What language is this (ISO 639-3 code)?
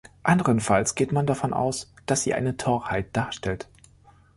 deu